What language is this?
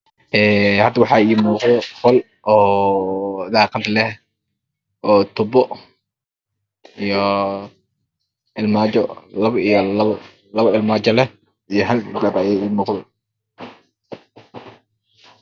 Somali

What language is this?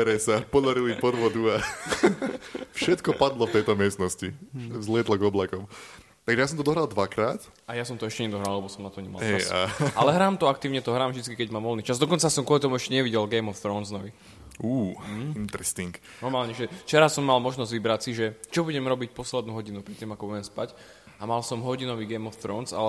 Slovak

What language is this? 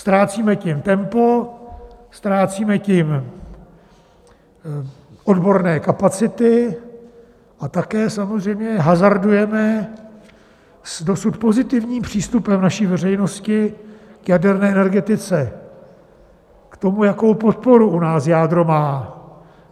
Czech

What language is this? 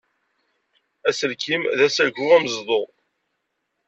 Kabyle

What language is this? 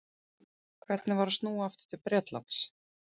Icelandic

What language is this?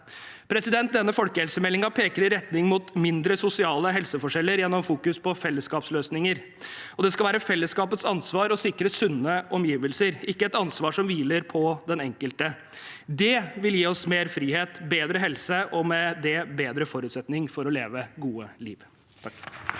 Norwegian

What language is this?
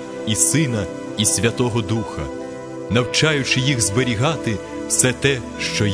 Ukrainian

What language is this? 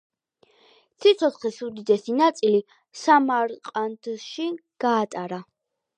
Georgian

